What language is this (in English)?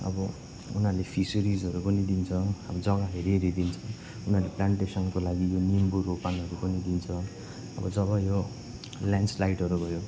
Nepali